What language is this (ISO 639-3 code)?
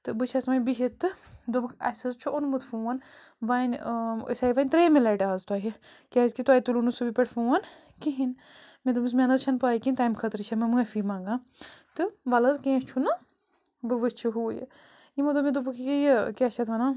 kas